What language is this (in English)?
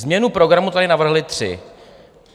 Czech